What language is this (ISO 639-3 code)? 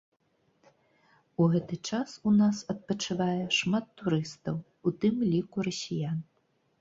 bel